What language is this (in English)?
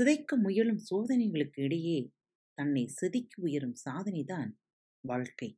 Tamil